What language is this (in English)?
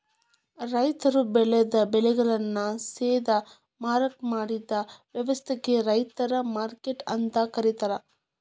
Kannada